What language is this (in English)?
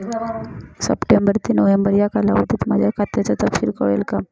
Marathi